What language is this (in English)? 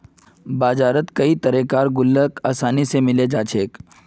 Magahi